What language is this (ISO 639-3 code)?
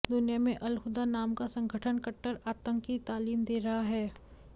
hin